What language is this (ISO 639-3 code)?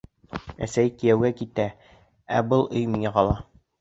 bak